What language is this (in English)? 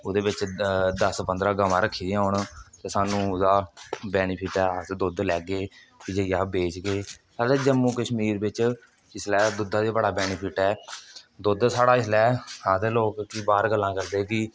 Dogri